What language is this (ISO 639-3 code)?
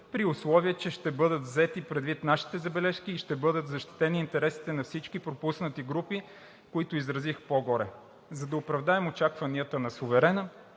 bul